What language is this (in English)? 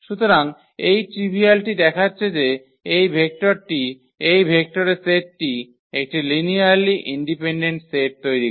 Bangla